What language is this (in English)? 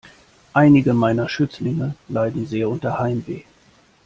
German